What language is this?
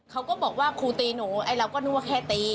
Thai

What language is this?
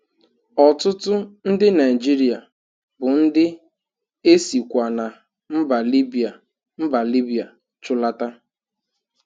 Igbo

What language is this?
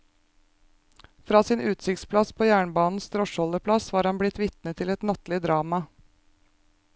Norwegian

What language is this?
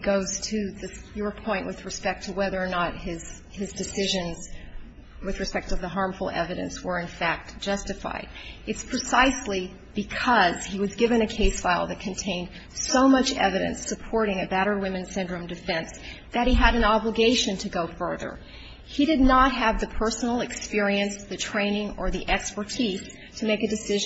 English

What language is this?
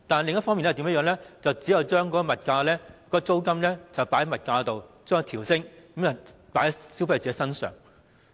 Cantonese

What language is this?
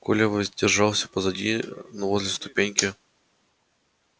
Russian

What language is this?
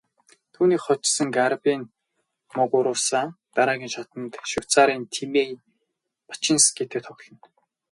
Mongolian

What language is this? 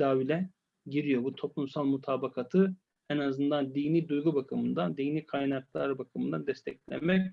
Turkish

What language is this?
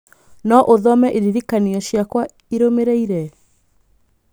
Kikuyu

